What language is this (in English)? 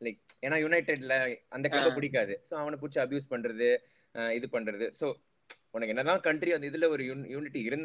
Tamil